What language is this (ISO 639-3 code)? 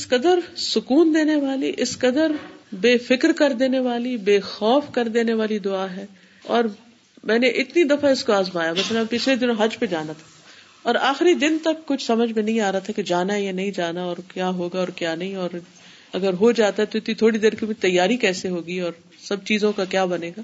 urd